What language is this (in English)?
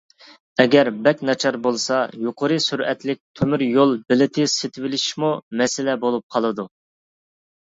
Uyghur